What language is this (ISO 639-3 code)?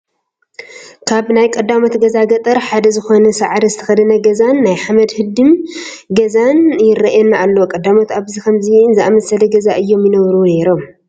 tir